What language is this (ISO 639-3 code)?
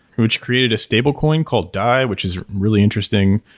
eng